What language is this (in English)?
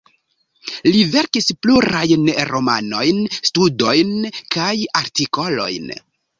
Esperanto